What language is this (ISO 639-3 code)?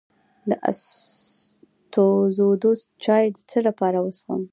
pus